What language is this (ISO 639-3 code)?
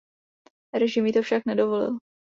ces